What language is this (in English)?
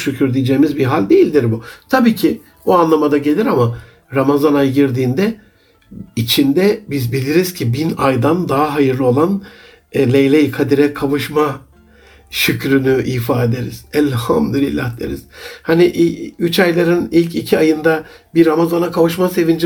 Turkish